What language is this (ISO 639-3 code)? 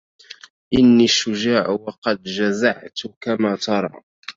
ara